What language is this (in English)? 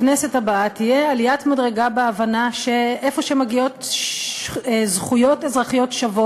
Hebrew